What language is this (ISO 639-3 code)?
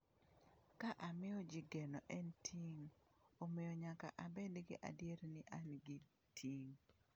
luo